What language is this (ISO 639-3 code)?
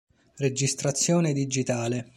ita